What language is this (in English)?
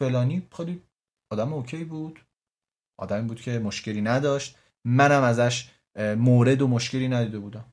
Persian